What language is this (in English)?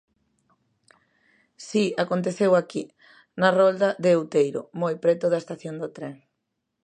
Galician